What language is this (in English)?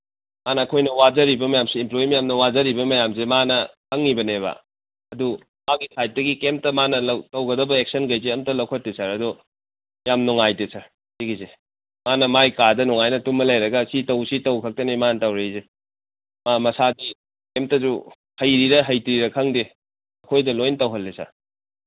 Manipuri